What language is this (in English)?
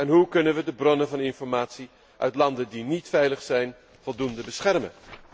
Dutch